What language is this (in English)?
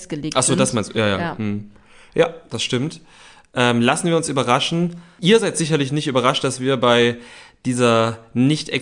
German